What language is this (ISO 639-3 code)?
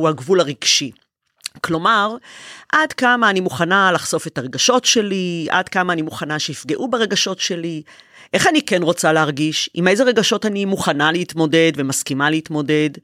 heb